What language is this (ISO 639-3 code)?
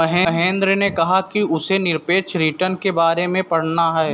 hin